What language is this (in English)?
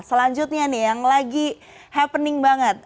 Indonesian